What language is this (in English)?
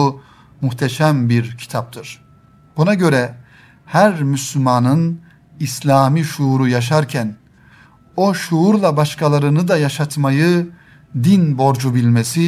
Turkish